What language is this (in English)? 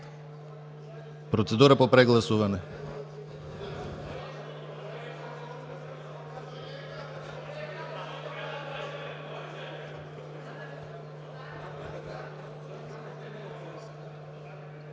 Bulgarian